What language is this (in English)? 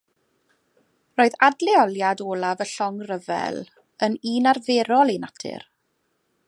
Welsh